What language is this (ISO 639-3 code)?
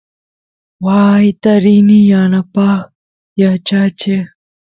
qus